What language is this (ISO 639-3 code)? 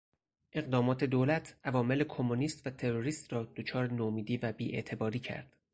fas